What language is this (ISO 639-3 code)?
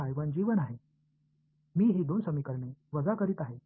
tam